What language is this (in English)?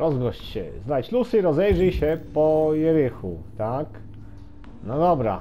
Polish